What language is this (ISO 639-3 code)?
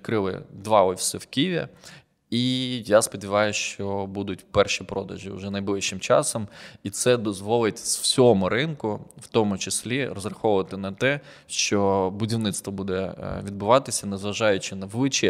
ukr